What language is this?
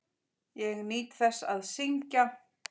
Icelandic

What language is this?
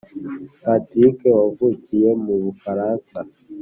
Kinyarwanda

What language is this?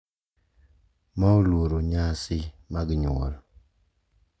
Luo (Kenya and Tanzania)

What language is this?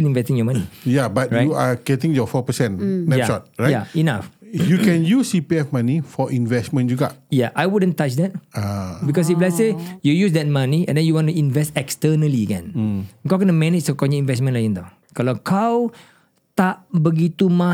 Malay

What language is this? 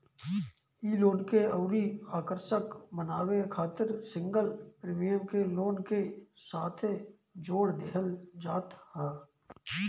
Bhojpuri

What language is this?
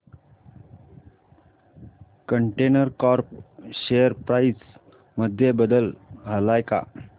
Marathi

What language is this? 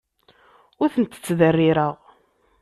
Kabyle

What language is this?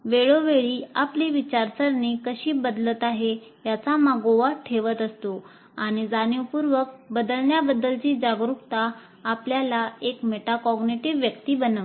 Marathi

